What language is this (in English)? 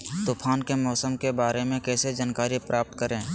Magahi